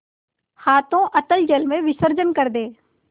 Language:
Hindi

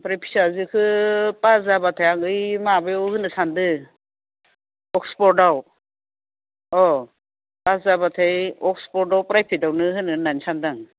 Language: Bodo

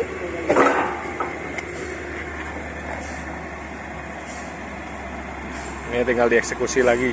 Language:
Indonesian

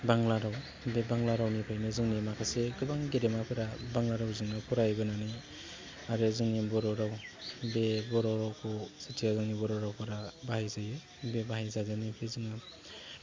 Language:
Bodo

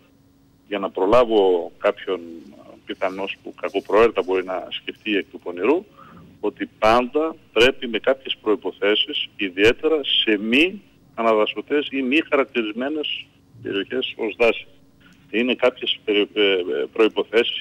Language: Greek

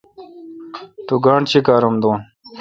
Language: Kalkoti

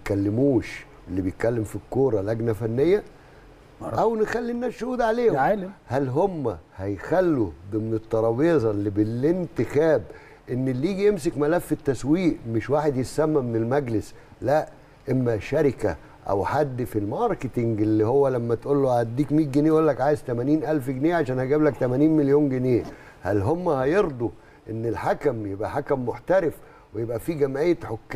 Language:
Arabic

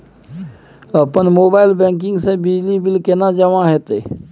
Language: Maithili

